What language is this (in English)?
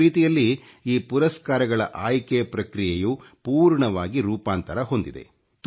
Kannada